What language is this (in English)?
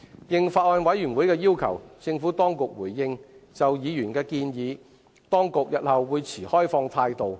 Cantonese